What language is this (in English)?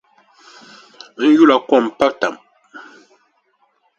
Dagbani